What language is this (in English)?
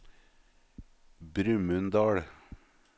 Norwegian